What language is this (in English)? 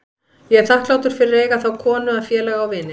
Icelandic